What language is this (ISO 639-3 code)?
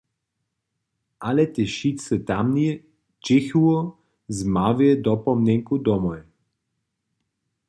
hsb